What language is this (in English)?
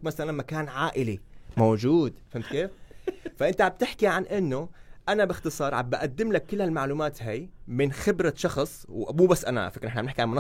Arabic